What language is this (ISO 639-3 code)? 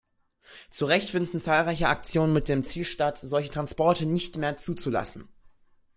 deu